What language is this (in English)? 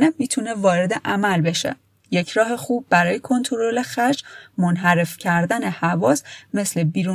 Persian